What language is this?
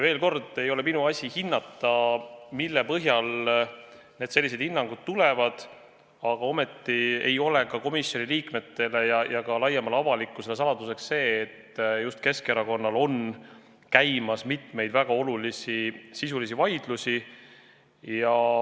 Estonian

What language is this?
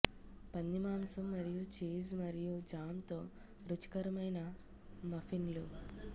Telugu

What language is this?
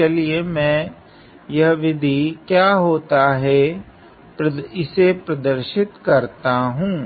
Hindi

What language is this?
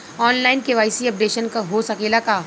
Bhojpuri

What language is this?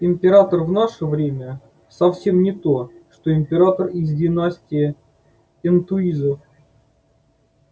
Russian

